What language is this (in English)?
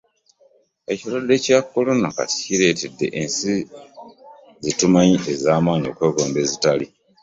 Ganda